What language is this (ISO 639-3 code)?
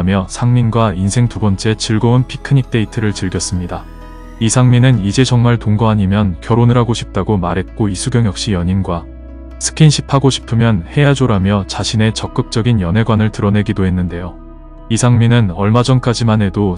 kor